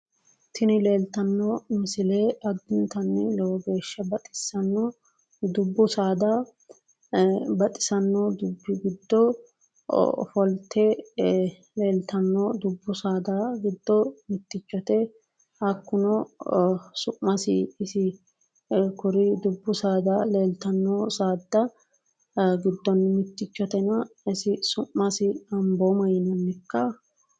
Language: Sidamo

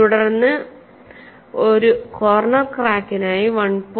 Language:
Malayalam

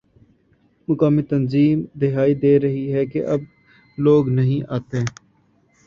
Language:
Urdu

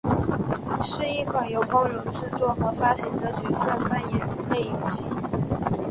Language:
Chinese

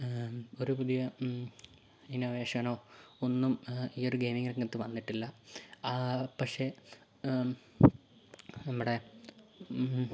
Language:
Malayalam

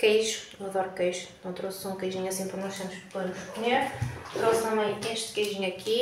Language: Portuguese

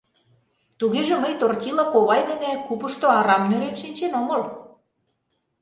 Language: Mari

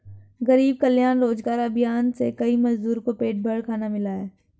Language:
Hindi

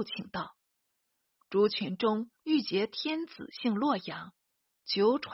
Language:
Chinese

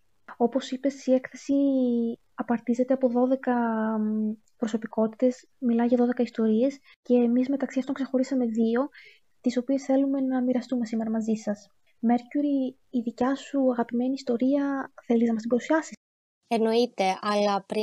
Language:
Greek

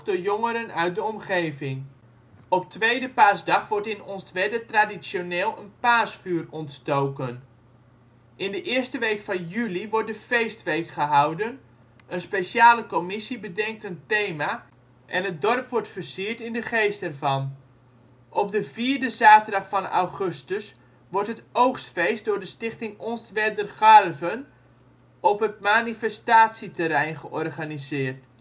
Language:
Dutch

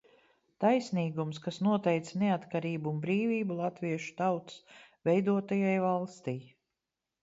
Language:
Latvian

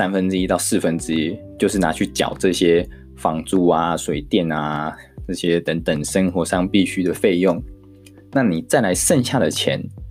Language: Chinese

